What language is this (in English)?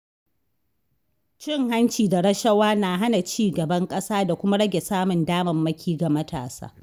Hausa